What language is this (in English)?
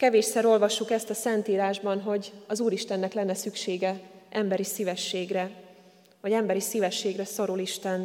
Hungarian